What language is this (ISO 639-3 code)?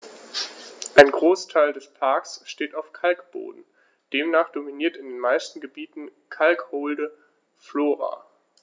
deu